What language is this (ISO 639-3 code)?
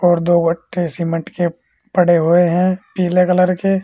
hin